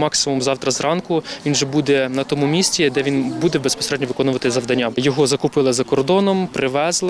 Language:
Ukrainian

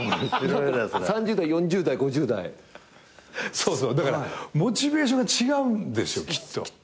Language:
Japanese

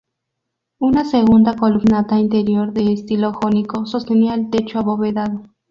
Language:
Spanish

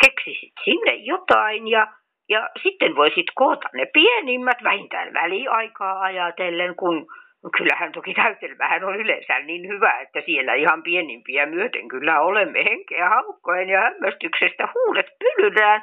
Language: Finnish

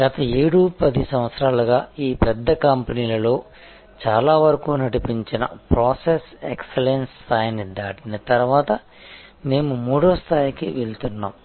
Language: Telugu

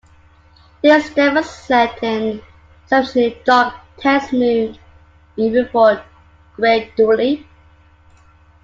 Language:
English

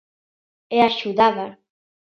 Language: Galician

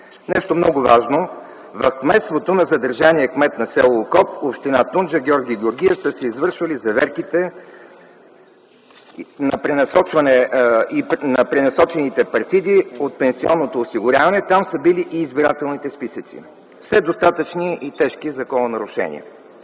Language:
Bulgarian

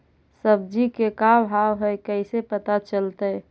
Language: Magahi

